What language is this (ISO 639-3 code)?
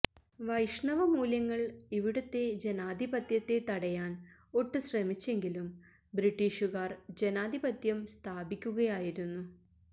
mal